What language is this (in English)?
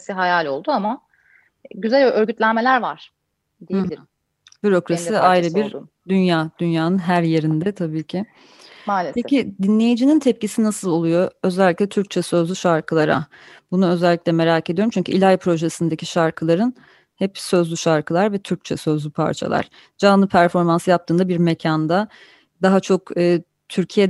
Turkish